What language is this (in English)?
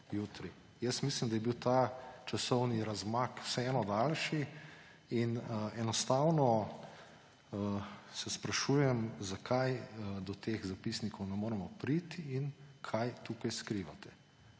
Slovenian